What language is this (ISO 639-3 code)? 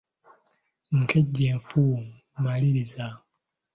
lug